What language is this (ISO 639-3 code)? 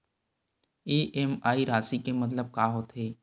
hne